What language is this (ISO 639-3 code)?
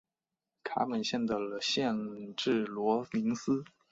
zho